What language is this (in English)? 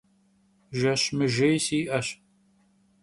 Kabardian